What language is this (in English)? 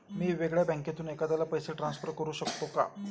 Marathi